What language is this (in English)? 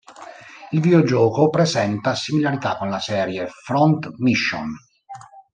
Italian